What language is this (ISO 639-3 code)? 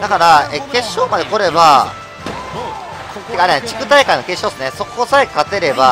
jpn